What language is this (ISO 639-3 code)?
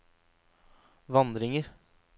nor